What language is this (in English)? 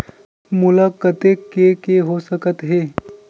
Chhattisgarhi